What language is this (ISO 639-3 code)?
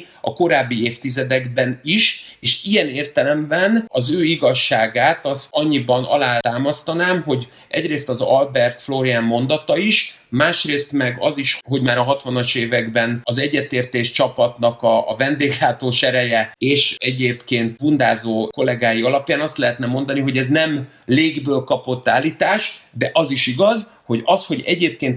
hun